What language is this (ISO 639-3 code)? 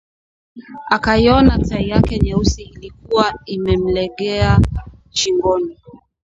swa